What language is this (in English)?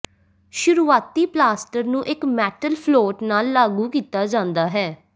Punjabi